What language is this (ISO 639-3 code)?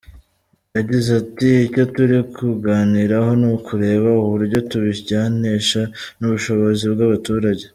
kin